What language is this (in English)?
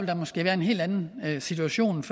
Danish